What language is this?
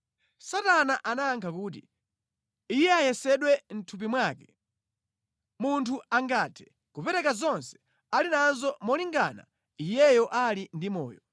Nyanja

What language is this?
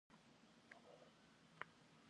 Kabardian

